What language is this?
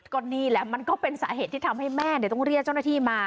Thai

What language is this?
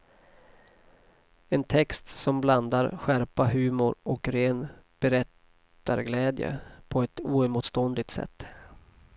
Swedish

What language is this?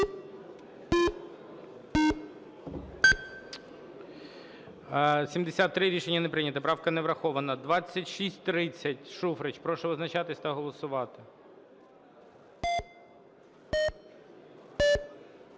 Ukrainian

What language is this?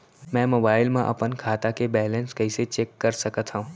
Chhattisgarhi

